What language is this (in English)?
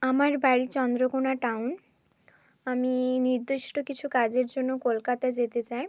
Bangla